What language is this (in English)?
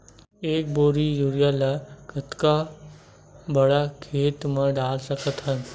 Chhattisgarhi